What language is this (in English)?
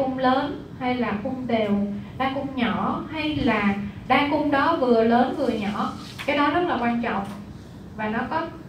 Vietnamese